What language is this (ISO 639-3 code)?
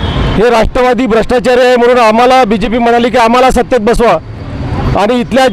hin